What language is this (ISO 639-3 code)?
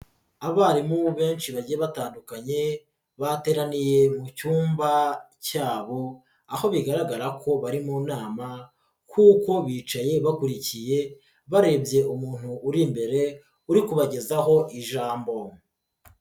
kin